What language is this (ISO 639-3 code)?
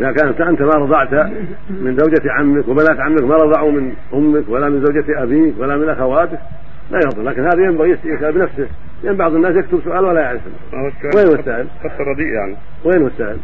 ara